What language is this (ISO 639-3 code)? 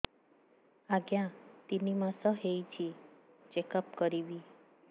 ori